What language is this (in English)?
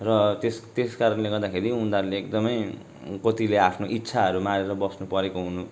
Nepali